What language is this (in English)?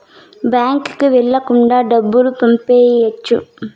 Telugu